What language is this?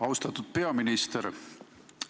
Estonian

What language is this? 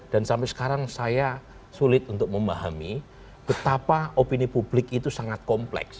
Indonesian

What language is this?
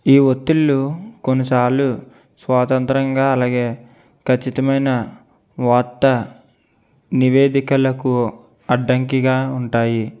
Telugu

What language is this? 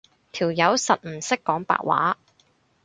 Cantonese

